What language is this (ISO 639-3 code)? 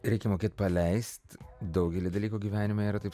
lit